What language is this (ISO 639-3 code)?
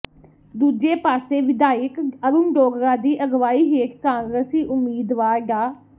pan